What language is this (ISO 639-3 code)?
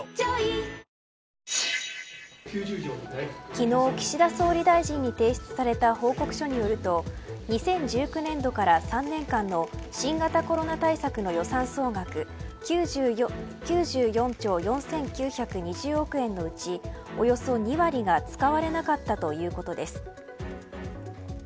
jpn